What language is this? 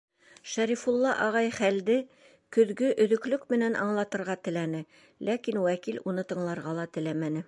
Bashkir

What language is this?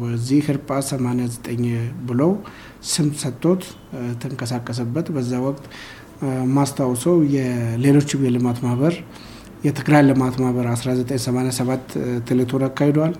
Amharic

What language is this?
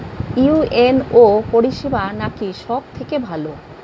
Bangla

